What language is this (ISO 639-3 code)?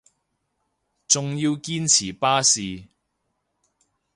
yue